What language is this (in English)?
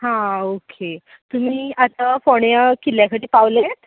Konkani